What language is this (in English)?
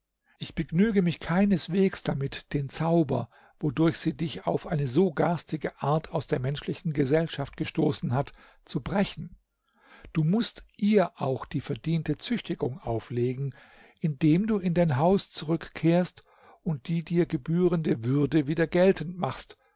German